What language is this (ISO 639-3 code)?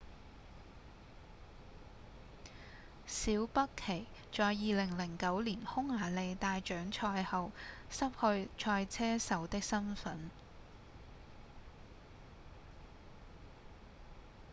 yue